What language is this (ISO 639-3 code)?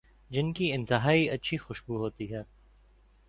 urd